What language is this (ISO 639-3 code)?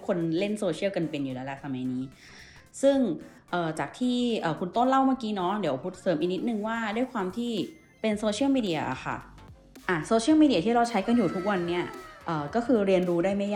tha